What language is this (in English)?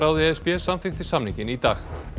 Icelandic